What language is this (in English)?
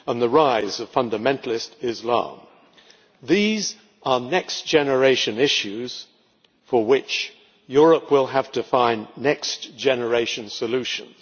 English